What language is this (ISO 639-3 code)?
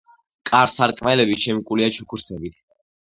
kat